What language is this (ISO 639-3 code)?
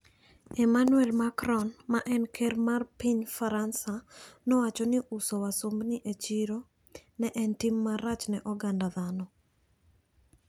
luo